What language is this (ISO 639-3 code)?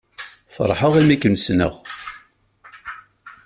kab